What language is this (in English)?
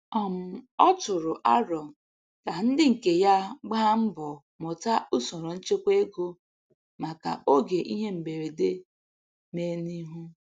Igbo